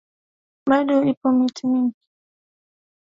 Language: Swahili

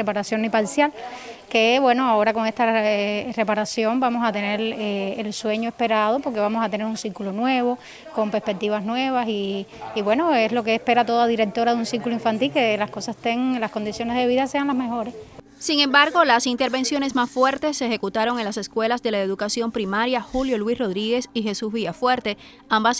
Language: Spanish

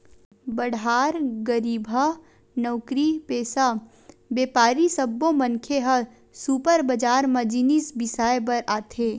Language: Chhattisgarhi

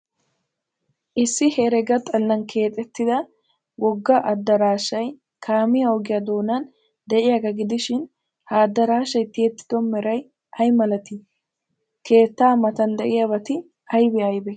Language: Wolaytta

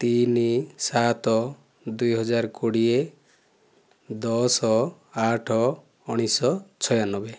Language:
Odia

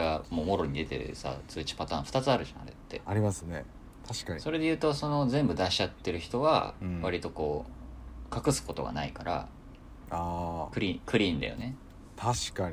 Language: Japanese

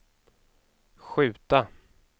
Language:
Swedish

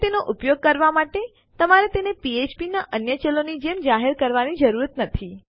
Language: Gujarati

